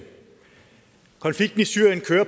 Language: Danish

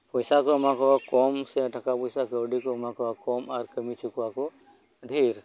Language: Santali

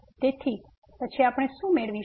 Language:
Gujarati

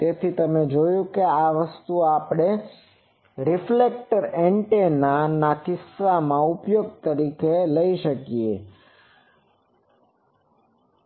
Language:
Gujarati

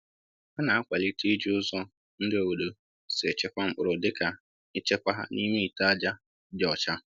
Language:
Igbo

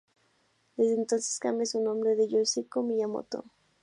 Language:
Spanish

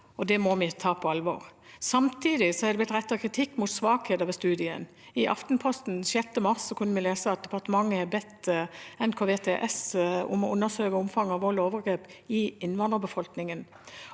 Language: Norwegian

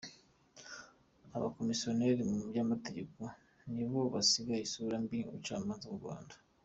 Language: Kinyarwanda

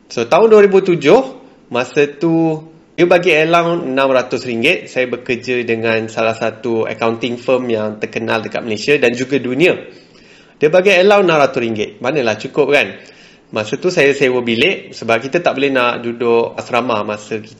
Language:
Malay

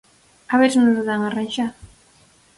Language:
Galician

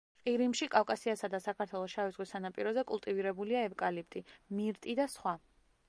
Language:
Georgian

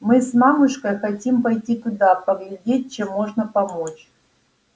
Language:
Russian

